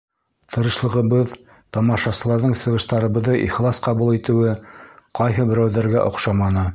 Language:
Bashkir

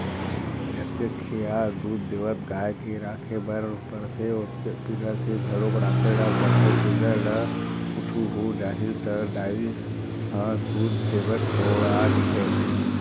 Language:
Chhattisgarhi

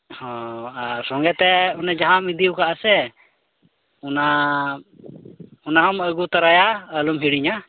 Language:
Santali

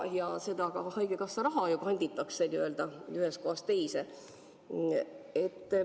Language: Estonian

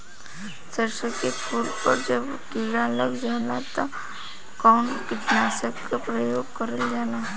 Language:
Bhojpuri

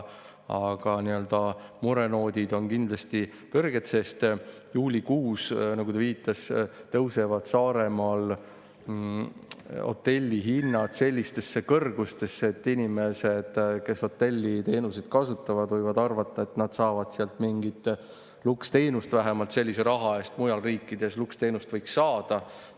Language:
Estonian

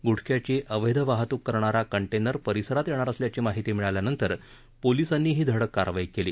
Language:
Marathi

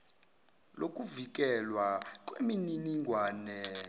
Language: Zulu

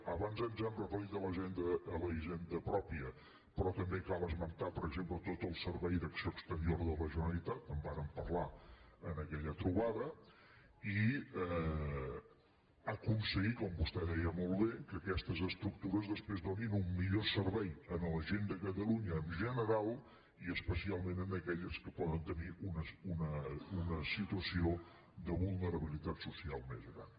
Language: Catalan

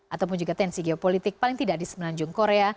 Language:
Indonesian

